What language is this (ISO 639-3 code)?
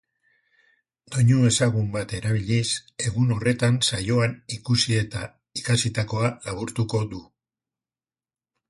eus